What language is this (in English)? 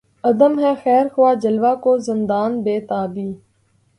Urdu